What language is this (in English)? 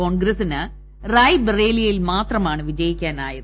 Malayalam